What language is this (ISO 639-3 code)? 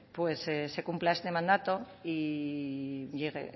spa